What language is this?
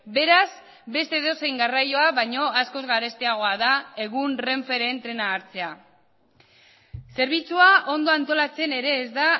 Basque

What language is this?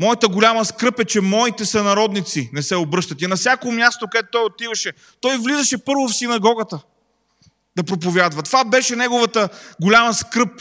Bulgarian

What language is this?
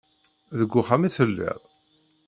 Kabyle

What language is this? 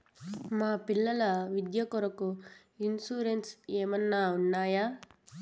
Telugu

